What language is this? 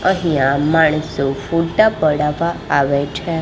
Gujarati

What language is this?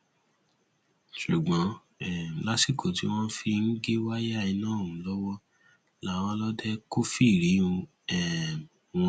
Yoruba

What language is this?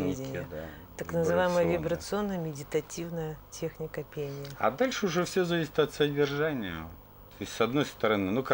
Russian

